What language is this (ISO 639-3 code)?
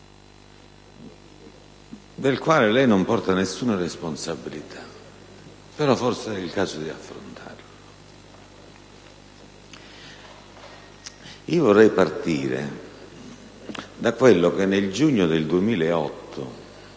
ita